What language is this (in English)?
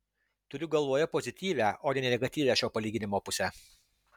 Lithuanian